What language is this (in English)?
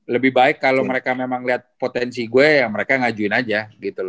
Indonesian